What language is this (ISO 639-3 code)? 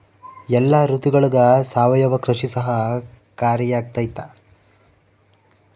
kan